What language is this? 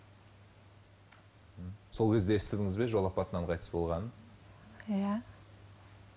Kazakh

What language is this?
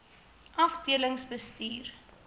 Afrikaans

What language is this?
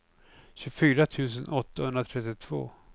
Swedish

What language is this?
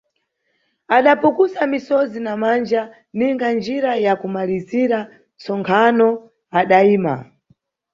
Nyungwe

